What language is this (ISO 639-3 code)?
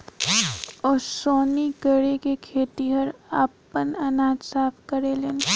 bho